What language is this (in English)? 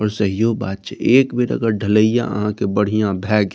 Maithili